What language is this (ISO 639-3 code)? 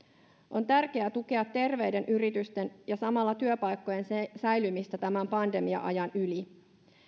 fin